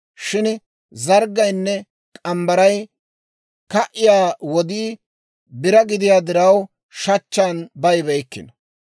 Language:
Dawro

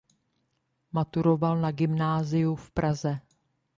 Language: Czech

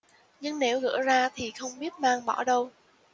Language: Vietnamese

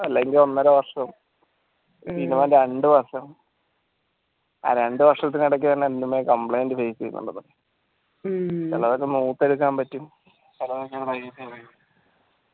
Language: Malayalam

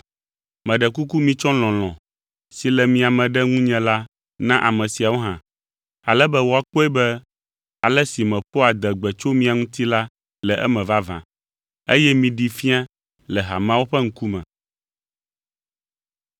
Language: Ewe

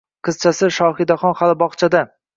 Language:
Uzbek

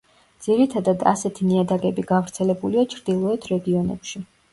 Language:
Georgian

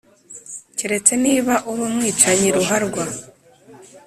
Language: Kinyarwanda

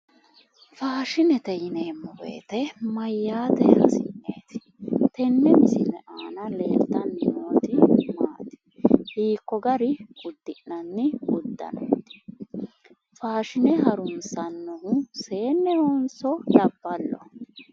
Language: Sidamo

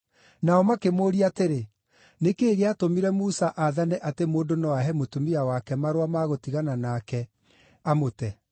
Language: Kikuyu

